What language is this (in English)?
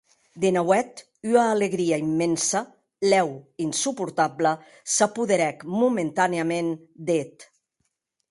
Occitan